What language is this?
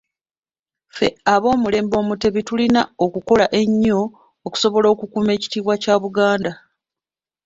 Ganda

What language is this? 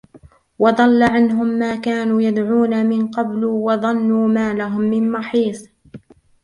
Arabic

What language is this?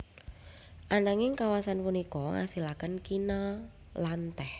Javanese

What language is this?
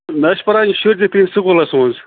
Kashmiri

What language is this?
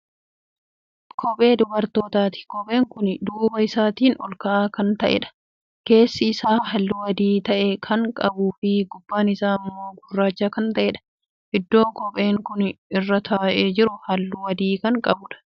Oromo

